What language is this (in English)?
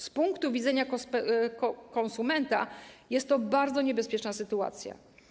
Polish